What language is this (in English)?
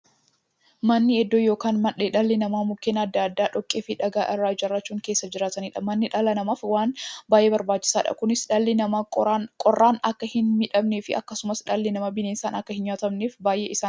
Oromo